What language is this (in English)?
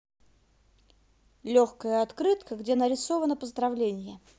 Russian